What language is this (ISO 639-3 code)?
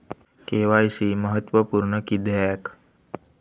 mar